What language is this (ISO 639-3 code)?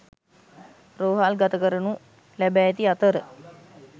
sin